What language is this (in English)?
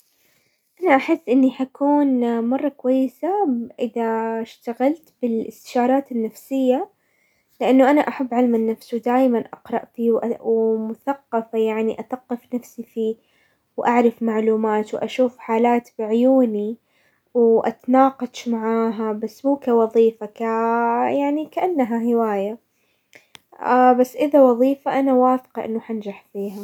Hijazi Arabic